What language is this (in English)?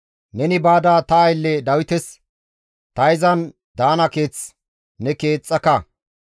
Gamo